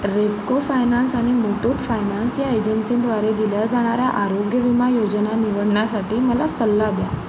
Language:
Marathi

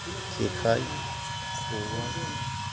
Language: Bodo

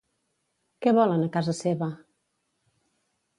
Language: Catalan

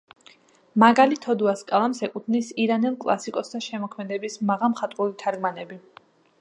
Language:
Georgian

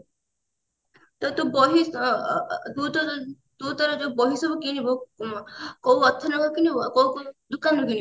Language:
Odia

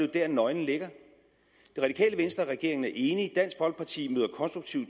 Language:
Danish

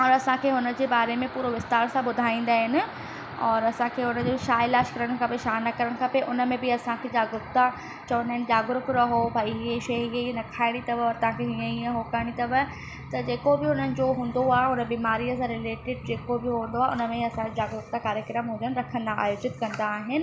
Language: Sindhi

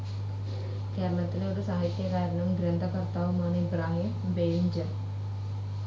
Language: Malayalam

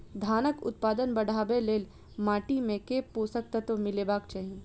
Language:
Maithili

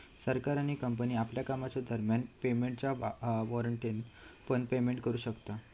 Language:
Marathi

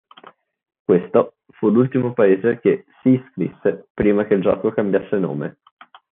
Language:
Italian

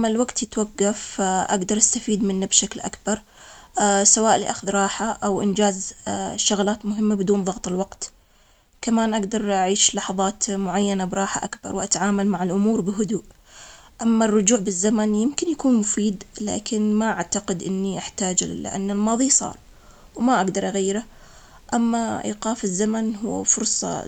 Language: Omani Arabic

